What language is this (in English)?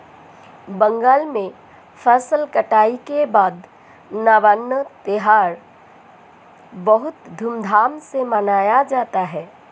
Hindi